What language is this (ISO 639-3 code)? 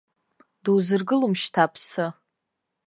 abk